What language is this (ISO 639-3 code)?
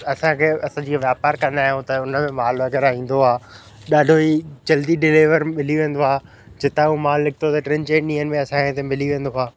snd